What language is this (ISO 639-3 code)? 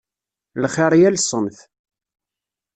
kab